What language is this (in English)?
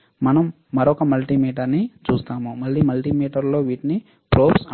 Telugu